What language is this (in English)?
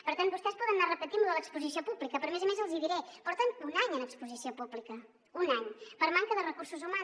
Catalan